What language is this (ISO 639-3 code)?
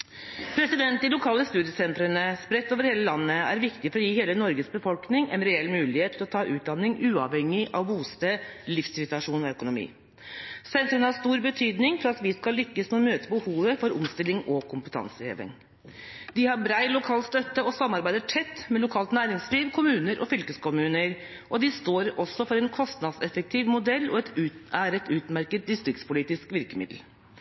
nob